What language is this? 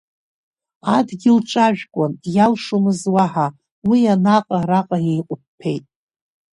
Abkhazian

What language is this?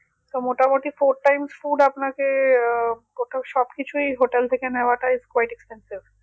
Bangla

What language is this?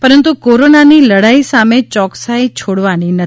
Gujarati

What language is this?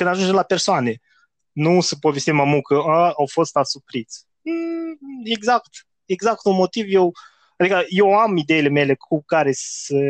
Romanian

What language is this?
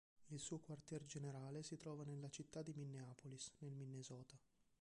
Italian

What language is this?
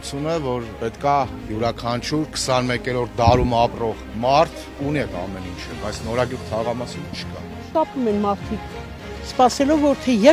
Romanian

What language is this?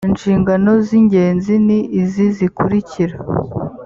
Kinyarwanda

